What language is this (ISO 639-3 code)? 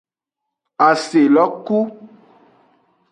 ajg